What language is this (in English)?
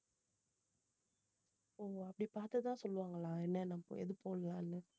Tamil